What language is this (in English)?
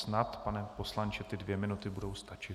Czech